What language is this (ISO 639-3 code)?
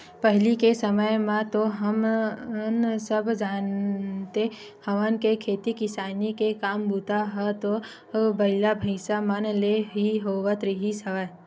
hne